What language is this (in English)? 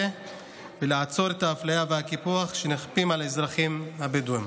Hebrew